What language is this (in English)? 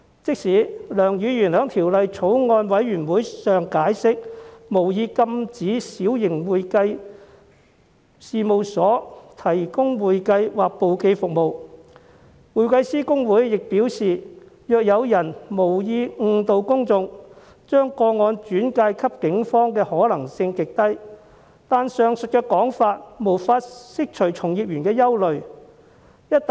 Cantonese